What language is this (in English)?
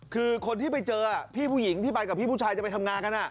Thai